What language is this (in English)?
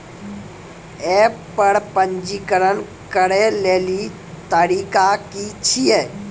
Maithili